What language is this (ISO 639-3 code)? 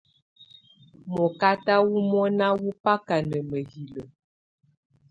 tvu